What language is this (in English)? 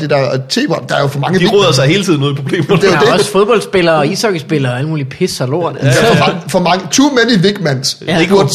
Danish